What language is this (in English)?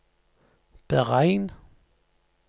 Norwegian